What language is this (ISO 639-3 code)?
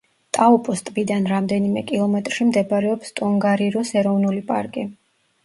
kat